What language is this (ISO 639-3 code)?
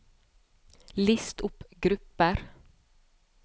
nor